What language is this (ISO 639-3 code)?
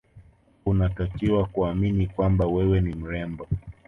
swa